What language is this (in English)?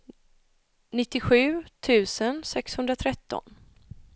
Swedish